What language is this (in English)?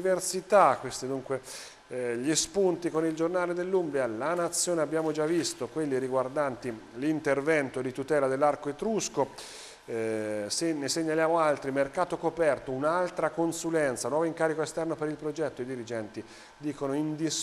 Italian